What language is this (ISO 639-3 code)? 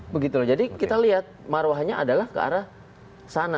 ind